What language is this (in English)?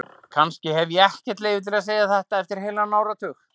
Icelandic